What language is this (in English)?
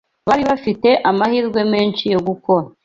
Kinyarwanda